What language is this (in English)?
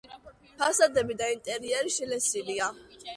Georgian